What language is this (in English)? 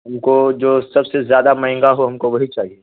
Urdu